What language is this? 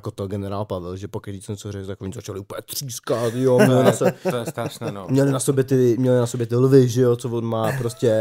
Czech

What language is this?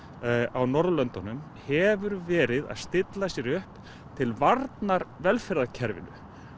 Icelandic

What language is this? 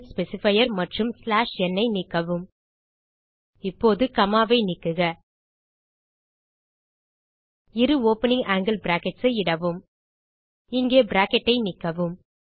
Tamil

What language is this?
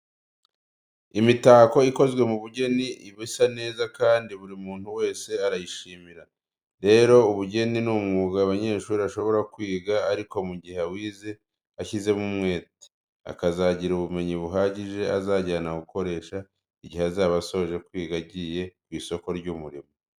Kinyarwanda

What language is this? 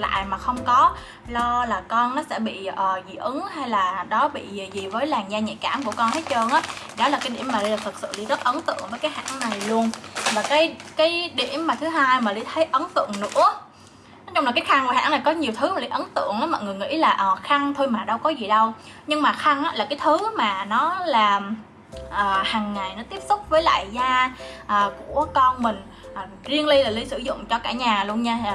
Vietnamese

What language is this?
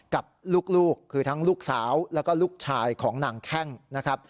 Thai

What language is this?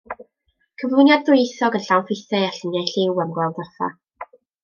Welsh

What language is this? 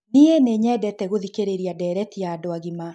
Kikuyu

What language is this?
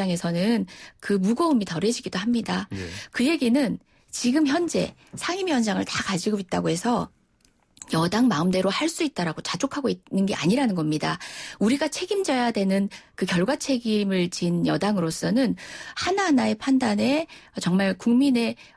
Korean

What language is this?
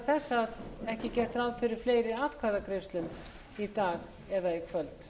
Icelandic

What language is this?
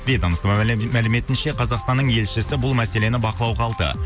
Kazakh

